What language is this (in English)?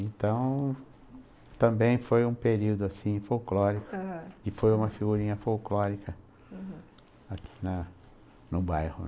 Portuguese